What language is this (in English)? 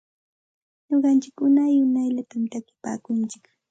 Santa Ana de Tusi Pasco Quechua